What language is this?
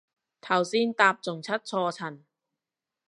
Cantonese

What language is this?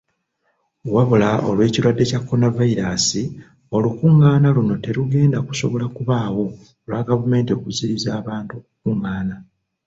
Ganda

